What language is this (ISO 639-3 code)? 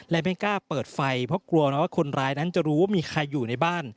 tha